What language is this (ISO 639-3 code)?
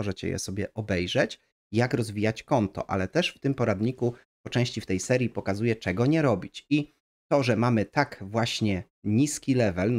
pol